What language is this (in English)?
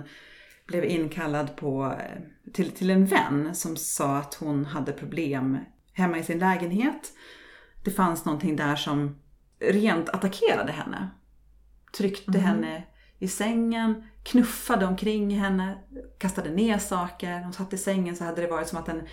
Swedish